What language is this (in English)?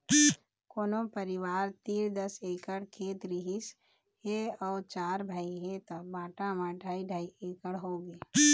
Chhattisgarhi